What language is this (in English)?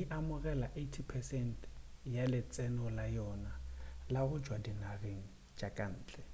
Northern Sotho